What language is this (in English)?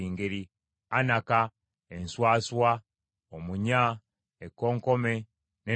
Ganda